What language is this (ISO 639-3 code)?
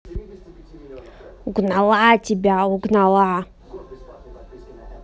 rus